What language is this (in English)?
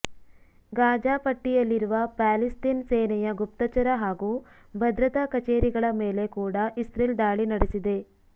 Kannada